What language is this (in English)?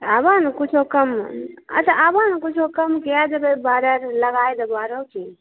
Maithili